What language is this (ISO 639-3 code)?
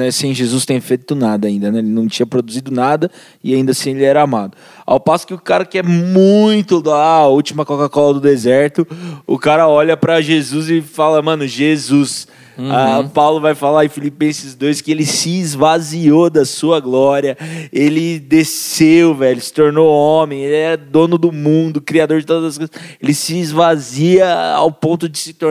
por